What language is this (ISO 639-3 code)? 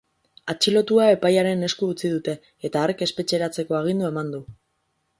eus